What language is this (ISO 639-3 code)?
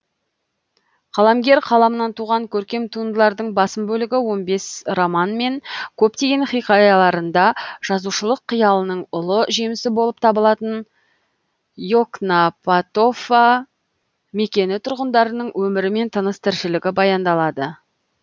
kaz